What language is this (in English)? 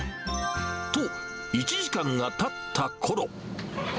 Japanese